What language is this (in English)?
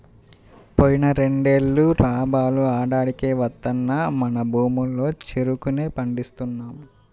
Telugu